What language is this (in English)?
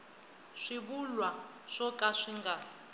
Tsonga